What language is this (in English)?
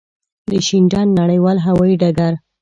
Pashto